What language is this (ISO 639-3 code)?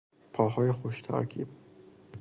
fas